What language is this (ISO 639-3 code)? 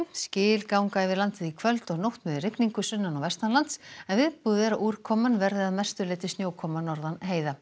isl